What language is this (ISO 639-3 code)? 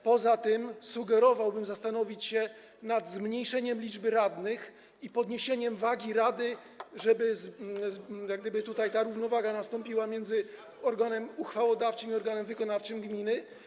pol